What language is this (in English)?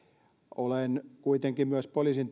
Finnish